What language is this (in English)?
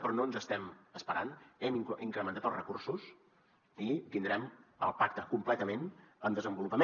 Catalan